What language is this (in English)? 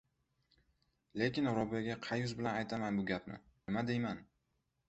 Uzbek